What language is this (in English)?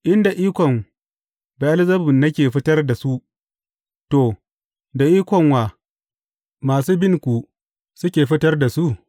Hausa